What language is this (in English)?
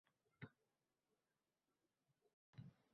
Uzbek